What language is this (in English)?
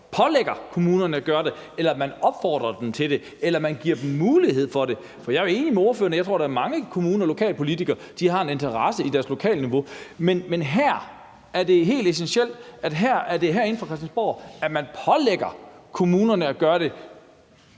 Danish